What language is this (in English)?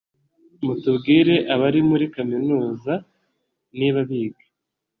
Kinyarwanda